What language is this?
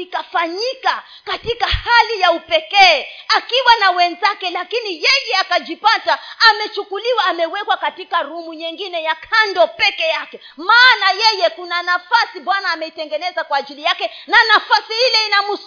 Swahili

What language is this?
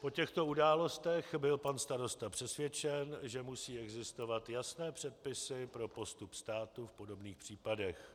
Czech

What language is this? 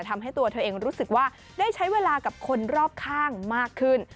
Thai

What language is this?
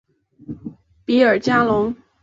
Chinese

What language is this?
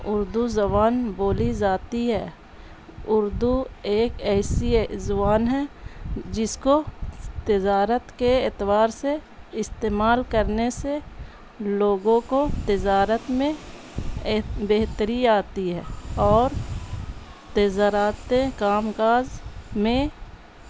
Urdu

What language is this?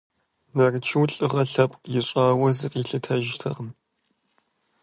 Kabardian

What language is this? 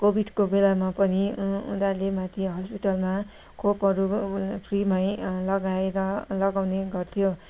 Nepali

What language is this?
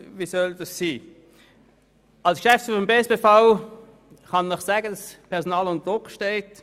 Swiss German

